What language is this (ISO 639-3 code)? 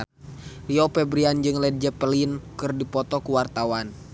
sun